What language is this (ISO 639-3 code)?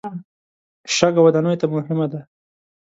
pus